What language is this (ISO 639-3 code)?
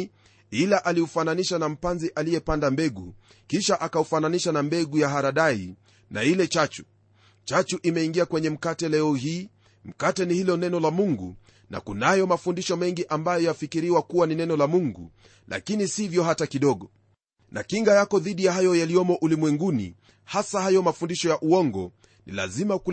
swa